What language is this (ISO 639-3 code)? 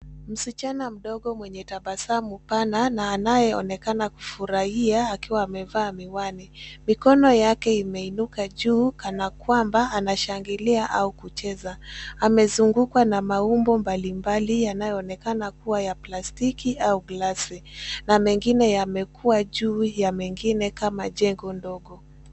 swa